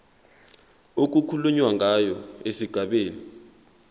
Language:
Zulu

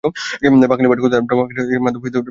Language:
Bangla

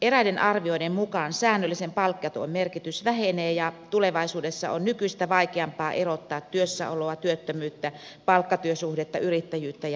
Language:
Finnish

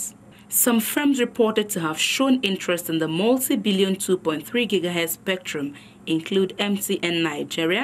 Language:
English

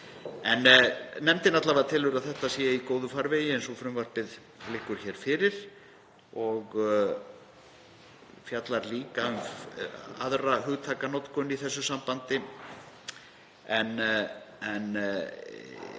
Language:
Icelandic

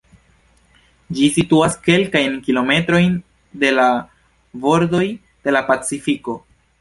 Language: Esperanto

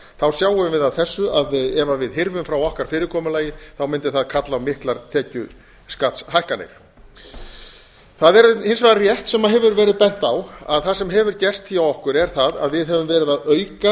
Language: Icelandic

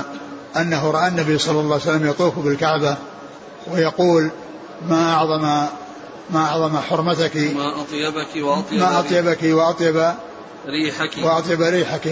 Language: Arabic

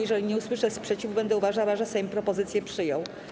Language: Polish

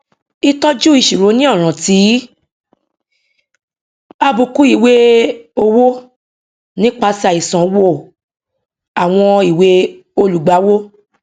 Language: Yoruba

